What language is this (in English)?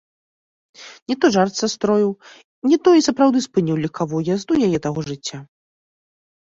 Belarusian